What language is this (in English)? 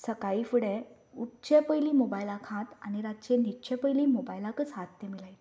Konkani